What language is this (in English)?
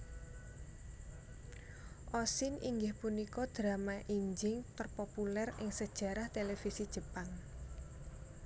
Javanese